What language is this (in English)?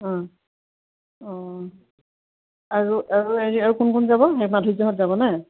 Assamese